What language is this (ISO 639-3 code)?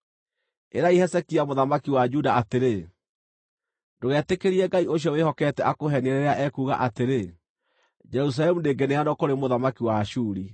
kik